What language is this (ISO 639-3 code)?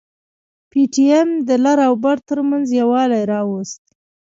pus